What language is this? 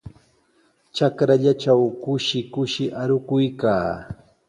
Sihuas Ancash Quechua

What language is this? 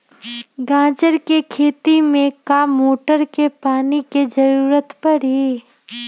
Magahi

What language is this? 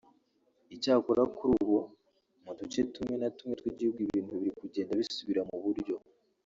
Kinyarwanda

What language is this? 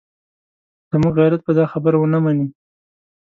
Pashto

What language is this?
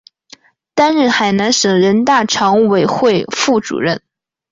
Chinese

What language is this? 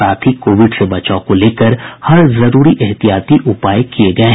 Hindi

